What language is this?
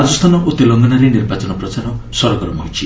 Odia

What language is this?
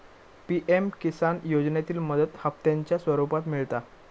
Marathi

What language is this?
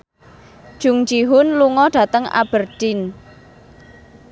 Javanese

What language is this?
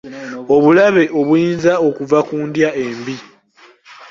Ganda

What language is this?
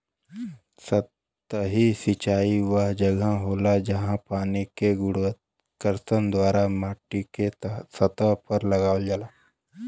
Bhojpuri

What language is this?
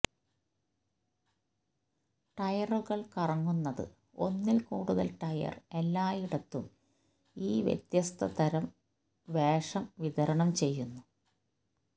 Malayalam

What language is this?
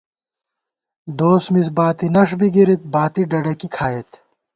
Gawar-Bati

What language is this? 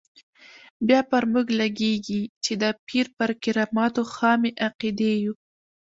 Pashto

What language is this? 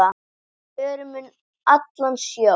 Icelandic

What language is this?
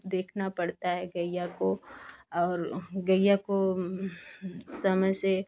Hindi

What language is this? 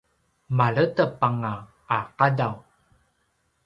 Paiwan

